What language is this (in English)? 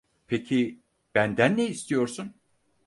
Turkish